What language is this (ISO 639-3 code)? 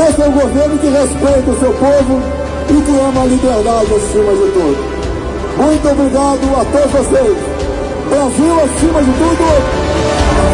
por